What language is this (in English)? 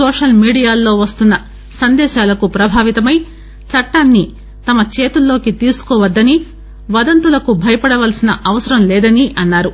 Telugu